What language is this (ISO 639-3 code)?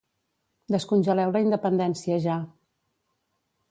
cat